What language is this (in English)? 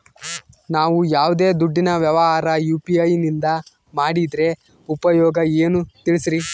Kannada